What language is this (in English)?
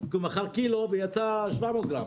Hebrew